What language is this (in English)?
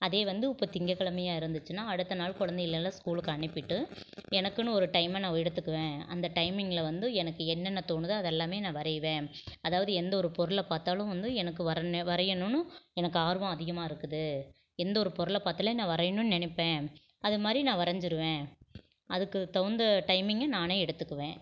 Tamil